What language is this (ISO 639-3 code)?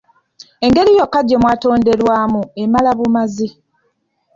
lug